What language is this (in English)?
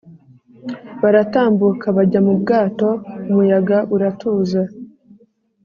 Kinyarwanda